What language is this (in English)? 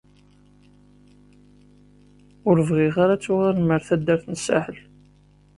Kabyle